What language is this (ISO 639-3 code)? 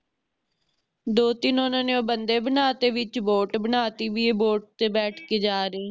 pan